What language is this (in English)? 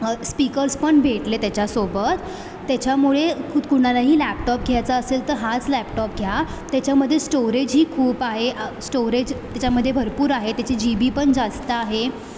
Marathi